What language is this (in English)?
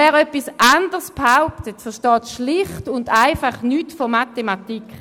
Swiss German